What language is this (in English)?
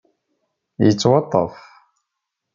Kabyle